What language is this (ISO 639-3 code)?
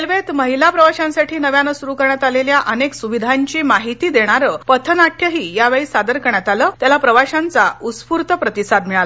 mar